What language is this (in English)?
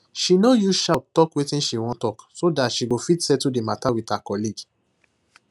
Nigerian Pidgin